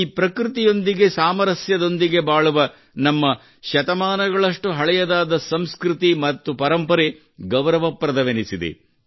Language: Kannada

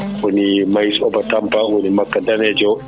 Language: Fula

